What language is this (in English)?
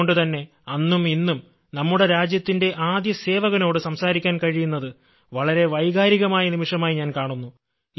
Malayalam